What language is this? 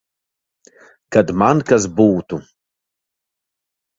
Latvian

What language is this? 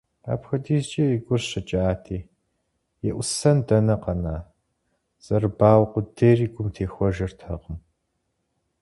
Kabardian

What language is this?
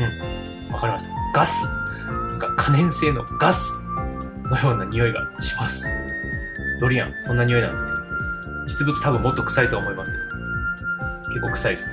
Japanese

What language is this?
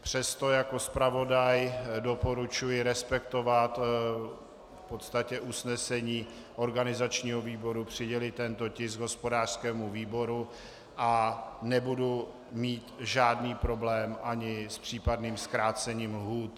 Czech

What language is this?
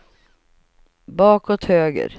Swedish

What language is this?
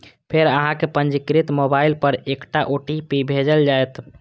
Maithili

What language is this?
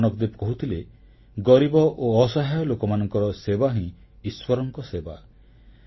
Odia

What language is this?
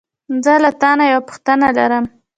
Pashto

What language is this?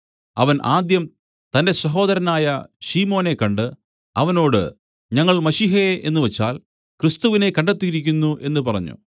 Malayalam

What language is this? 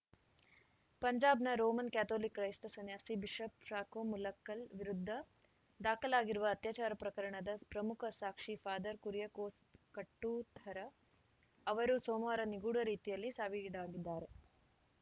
Kannada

